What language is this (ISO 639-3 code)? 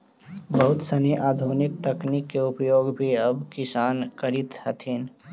mag